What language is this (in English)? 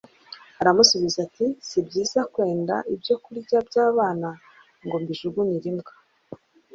Kinyarwanda